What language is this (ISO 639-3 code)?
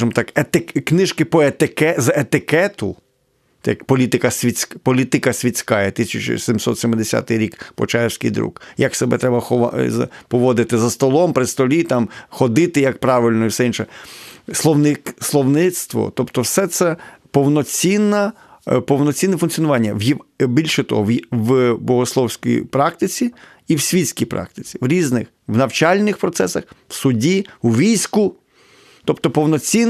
ukr